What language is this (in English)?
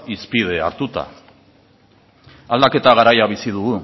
Basque